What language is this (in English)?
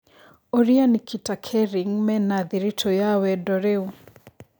Kikuyu